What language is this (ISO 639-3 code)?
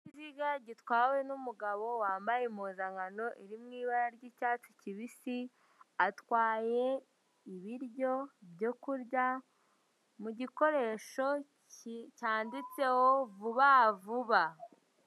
kin